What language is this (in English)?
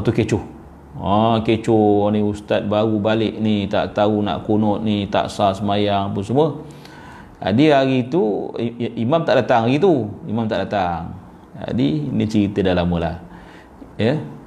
Malay